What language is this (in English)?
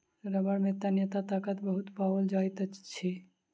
Maithili